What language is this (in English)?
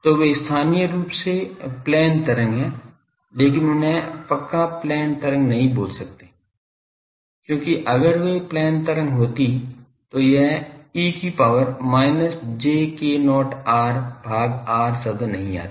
Hindi